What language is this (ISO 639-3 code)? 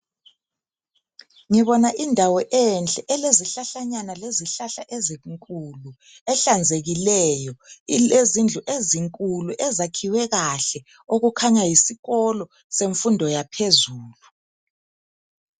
nde